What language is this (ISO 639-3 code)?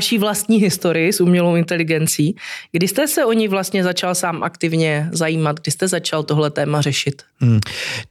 ces